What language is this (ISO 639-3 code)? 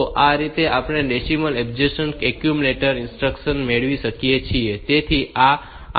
guj